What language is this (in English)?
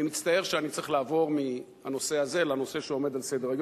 Hebrew